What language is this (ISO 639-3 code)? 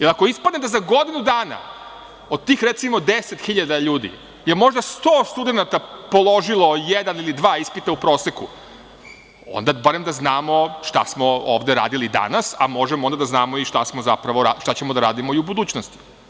srp